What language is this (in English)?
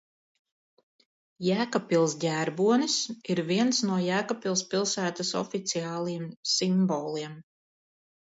Latvian